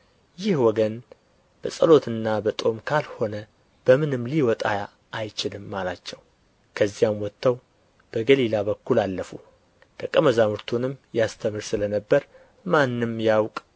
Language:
Amharic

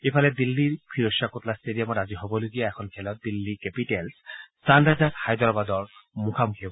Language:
Assamese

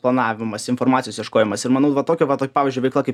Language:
Lithuanian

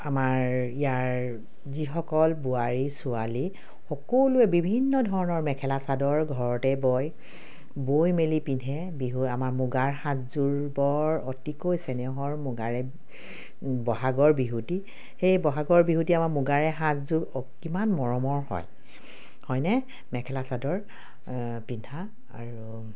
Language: Assamese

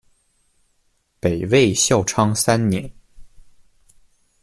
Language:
Chinese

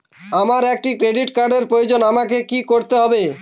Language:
Bangla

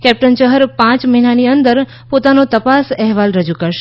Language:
Gujarati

